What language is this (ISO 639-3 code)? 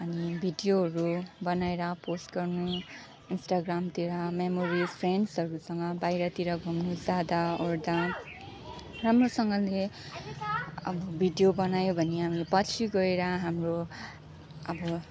nep